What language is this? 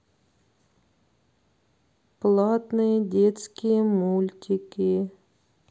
Russian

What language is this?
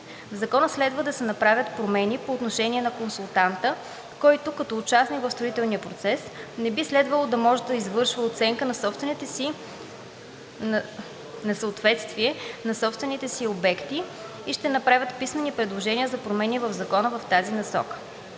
Bulgarian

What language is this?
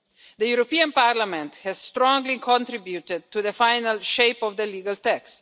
English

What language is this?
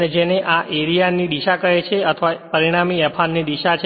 Gujarati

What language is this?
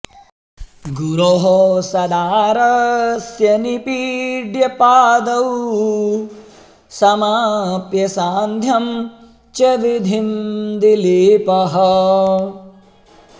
Sanskrit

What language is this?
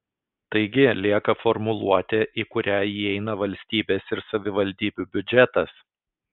Lithuanian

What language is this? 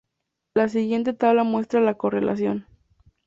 Spanish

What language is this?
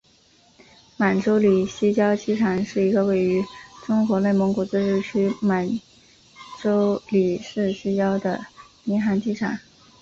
Chinese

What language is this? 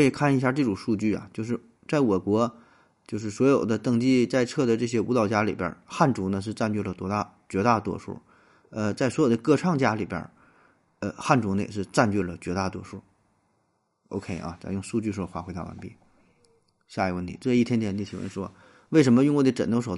Chinese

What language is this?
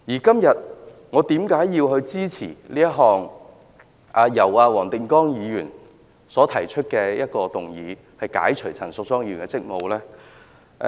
Cantonese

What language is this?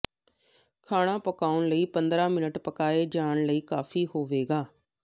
Punjabi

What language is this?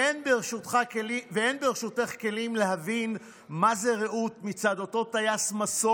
Hebrew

